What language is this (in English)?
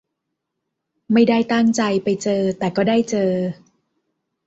Thai